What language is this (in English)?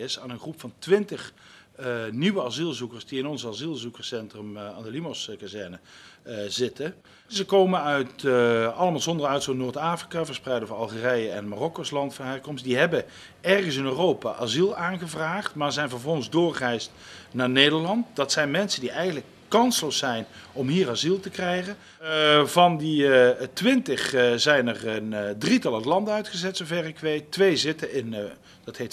Dutch